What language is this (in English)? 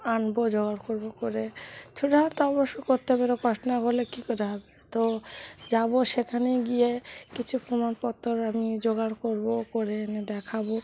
Bangla